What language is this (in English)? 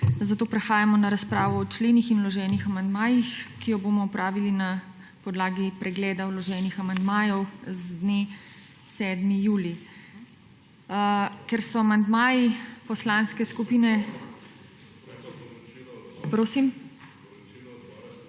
Slovenian